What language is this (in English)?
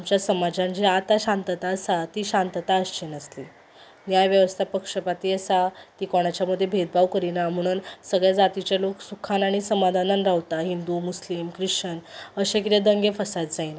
Konkani